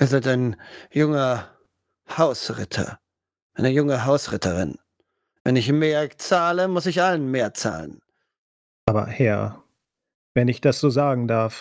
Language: German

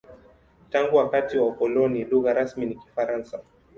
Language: Swahili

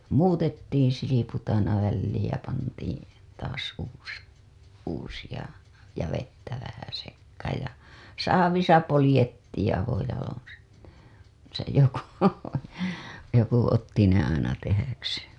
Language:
Finnish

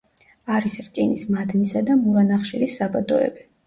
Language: Georgian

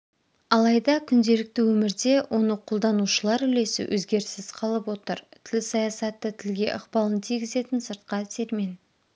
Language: Kazakh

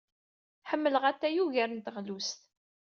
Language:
Kabyle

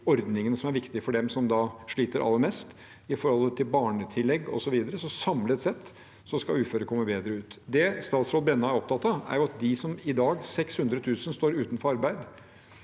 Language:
Norwegian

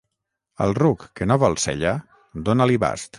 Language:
Catalan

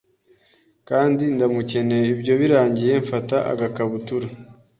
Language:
Kinyarwanda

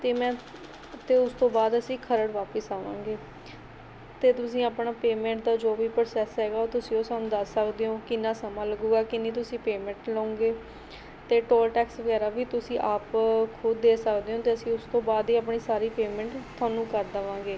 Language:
Punjabi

